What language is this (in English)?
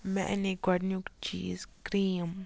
Kashmiri